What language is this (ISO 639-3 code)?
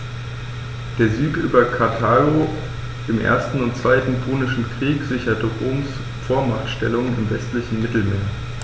deu